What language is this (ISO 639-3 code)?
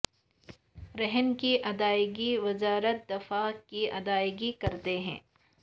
urd